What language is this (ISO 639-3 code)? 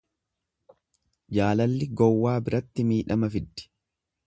orm